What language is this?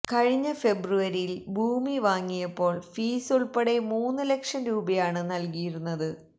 Malayalam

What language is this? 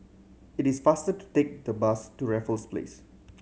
English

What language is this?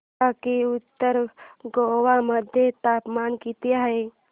Marathi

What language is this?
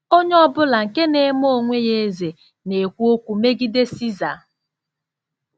Igbo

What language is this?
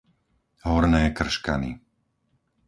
Slovak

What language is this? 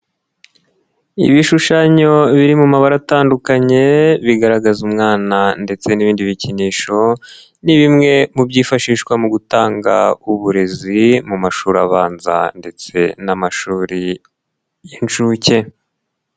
Kinyarwanda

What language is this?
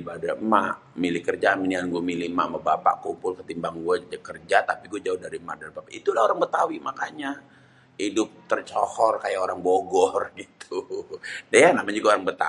Betawi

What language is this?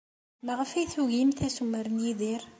Kabyle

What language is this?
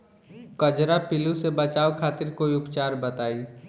Bhojpuri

